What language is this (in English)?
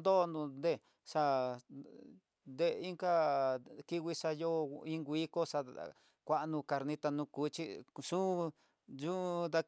Tidaá Mixtec